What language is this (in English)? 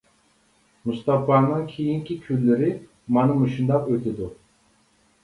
Uyghur